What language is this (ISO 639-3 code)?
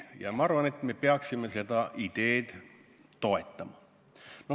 est